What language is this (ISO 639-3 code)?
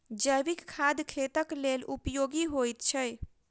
mai